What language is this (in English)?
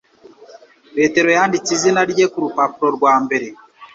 Kinyarwanda